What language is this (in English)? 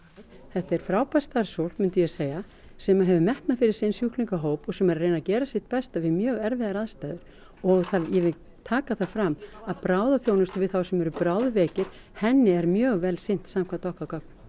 Icelandic